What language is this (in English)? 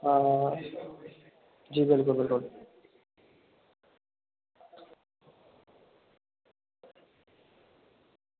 Dogri